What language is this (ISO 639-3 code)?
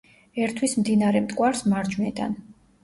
kat